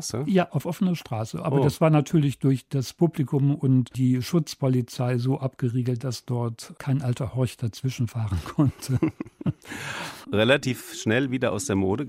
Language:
German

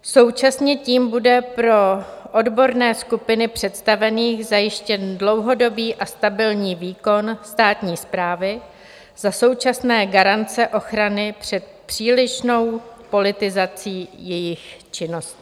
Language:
Czech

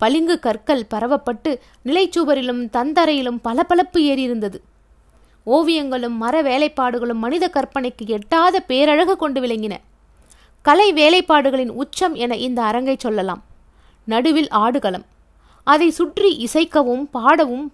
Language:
Tamil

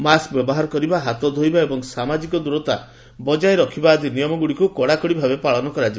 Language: Odia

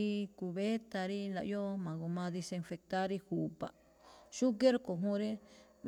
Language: Malinaltepec Me'phaa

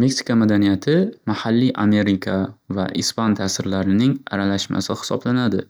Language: Uzbek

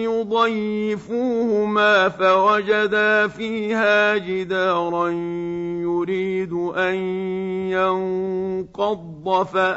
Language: Arabic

